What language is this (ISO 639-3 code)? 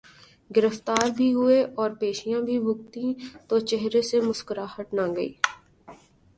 urd